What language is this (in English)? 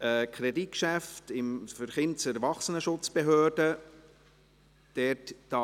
Swiss German